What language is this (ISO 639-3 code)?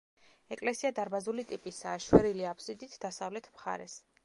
kat